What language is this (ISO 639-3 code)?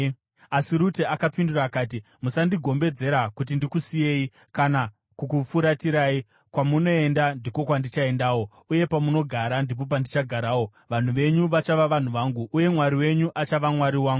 sna